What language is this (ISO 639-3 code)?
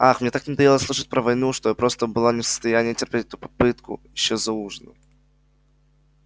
rus